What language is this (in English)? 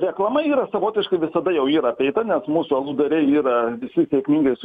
Lithuanian